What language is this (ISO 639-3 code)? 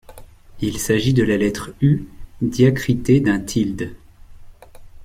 fra